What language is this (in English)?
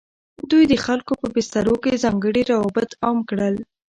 Pashto